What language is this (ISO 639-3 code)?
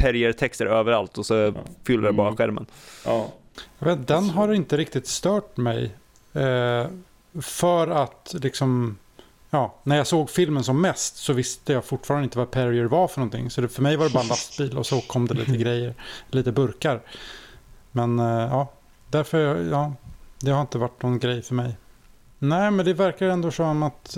swe